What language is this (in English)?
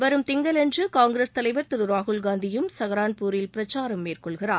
Tamil